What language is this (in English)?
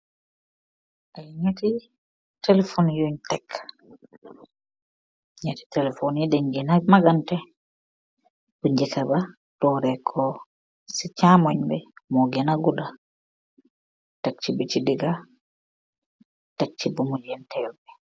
Wolof